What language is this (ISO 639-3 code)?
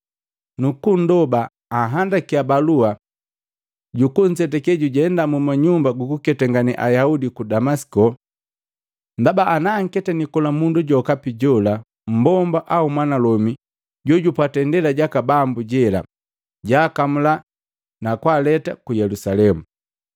mgv